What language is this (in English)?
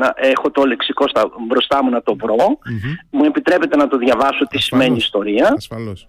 Greek